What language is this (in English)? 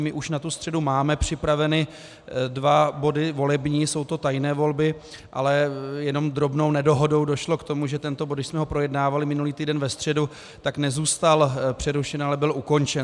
Czech